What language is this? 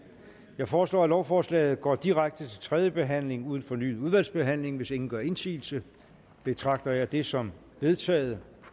Danish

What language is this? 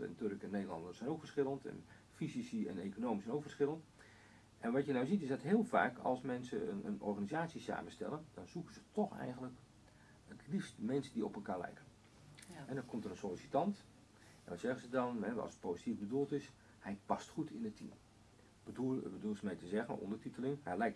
Dutch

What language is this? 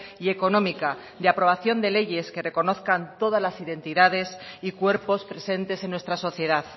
Spanish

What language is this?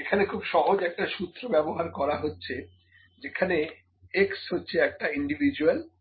Bangla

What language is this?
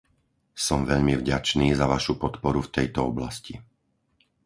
Slovak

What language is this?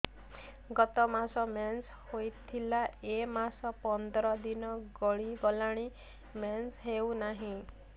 Odia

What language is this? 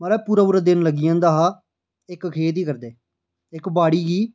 Dogri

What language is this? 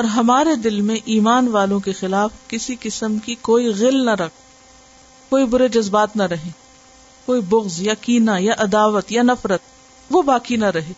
Urdu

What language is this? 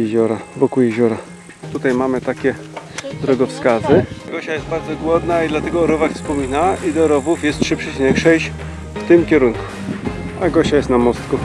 Polish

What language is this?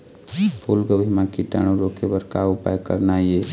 Chhattisgarhi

